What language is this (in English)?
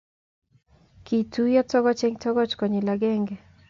Kalenjin